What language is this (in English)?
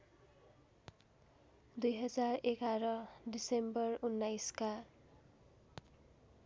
Nepali